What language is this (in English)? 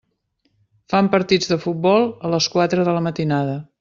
Catalan